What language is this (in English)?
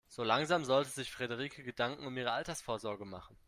German